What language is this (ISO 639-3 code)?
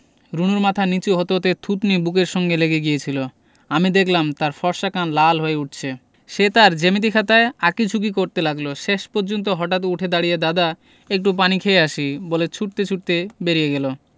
ben